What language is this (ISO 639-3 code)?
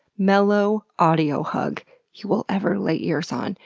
eng